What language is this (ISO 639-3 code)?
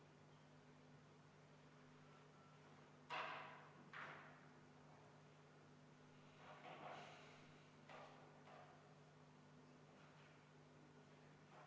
est